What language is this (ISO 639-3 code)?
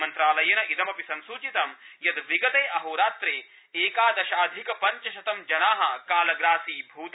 san